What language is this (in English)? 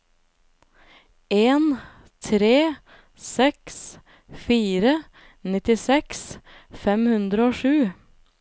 Norwegian